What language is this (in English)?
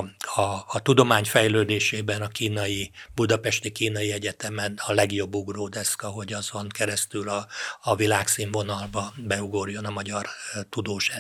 Hungarian